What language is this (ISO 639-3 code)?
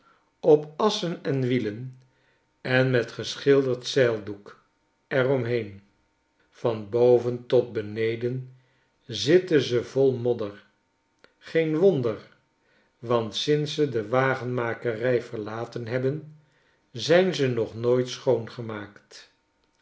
nld